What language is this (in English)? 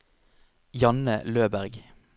Norwegian